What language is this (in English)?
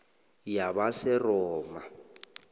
South Ndebele